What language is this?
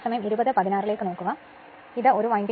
Malayalam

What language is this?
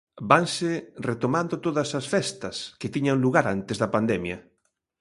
Galician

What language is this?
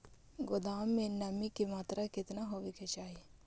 Magahi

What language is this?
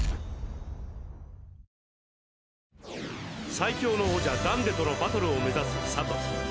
Japanese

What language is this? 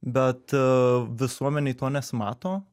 Lithuanian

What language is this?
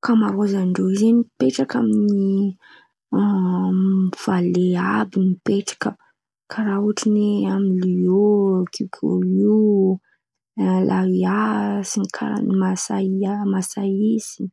Antankarana Malagasy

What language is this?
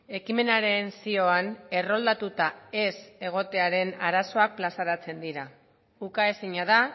Basque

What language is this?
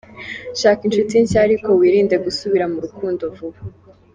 Kinyarwanda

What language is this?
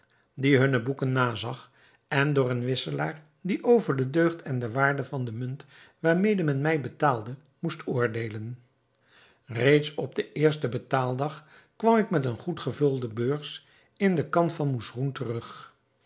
Dutch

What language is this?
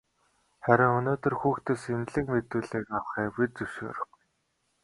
Mongolian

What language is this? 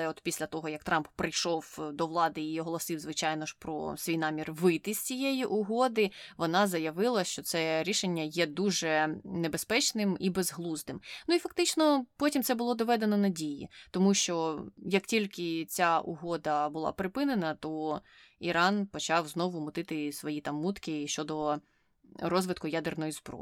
Ukrainian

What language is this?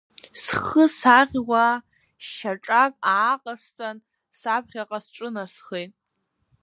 Abkhazian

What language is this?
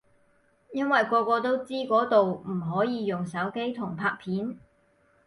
Cantonese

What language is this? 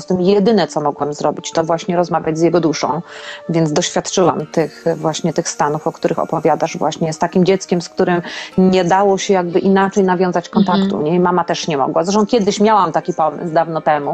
Polish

